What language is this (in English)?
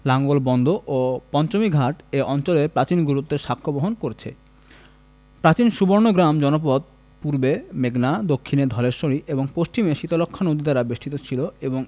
Bangla